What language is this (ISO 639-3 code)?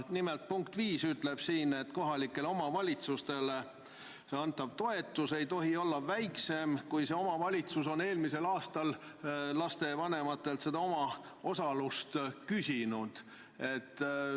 est